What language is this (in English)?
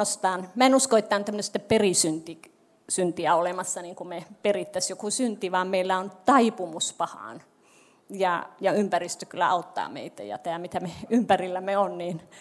Finnish